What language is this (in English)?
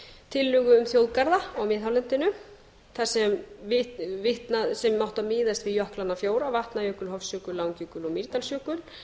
Icelandic